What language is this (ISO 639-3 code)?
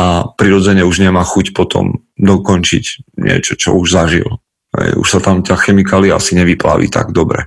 slk